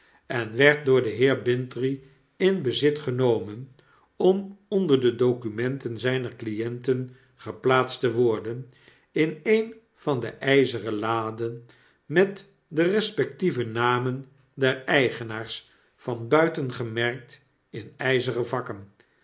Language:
Dutch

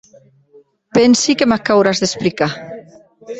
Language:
Occitan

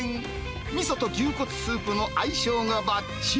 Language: Japanese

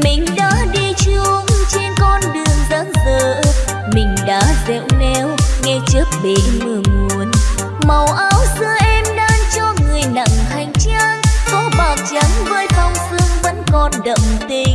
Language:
Vietnamese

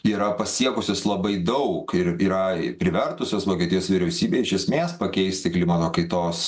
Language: Lithuanian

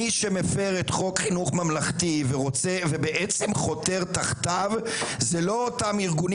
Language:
Hebrew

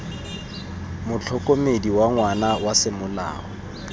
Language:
Tswana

